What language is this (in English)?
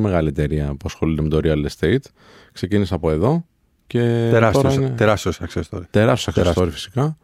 Greek